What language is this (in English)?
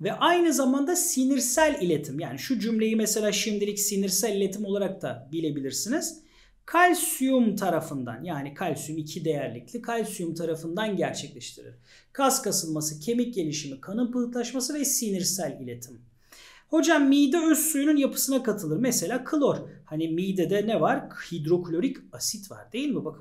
Turkish